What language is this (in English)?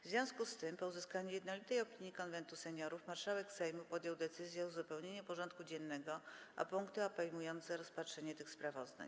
Polish